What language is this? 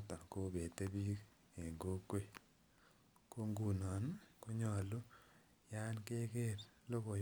Kalenjin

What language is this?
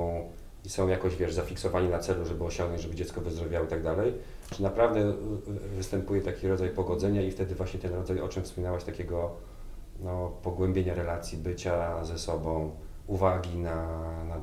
Polish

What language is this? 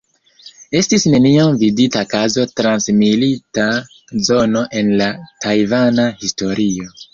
Esperanto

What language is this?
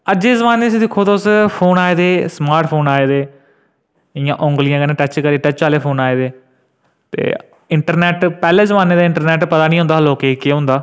Dogri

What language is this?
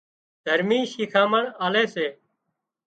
Wadiyara Koli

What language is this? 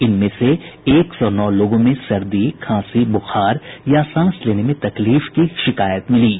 Hindi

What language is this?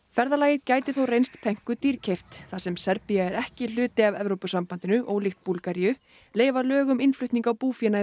Icelandic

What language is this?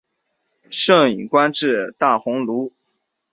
Chinese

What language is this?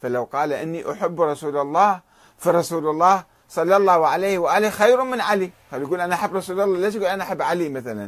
Arabic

